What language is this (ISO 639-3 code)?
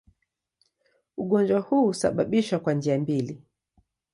swa